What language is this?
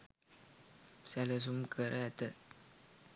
Sinhala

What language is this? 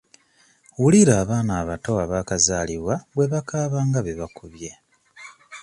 Ganda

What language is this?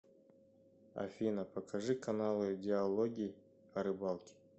Russian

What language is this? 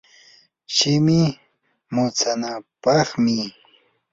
Yanahuanca Pasco Quechua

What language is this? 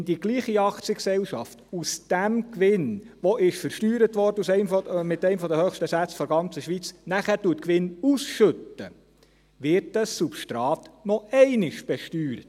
Swiss German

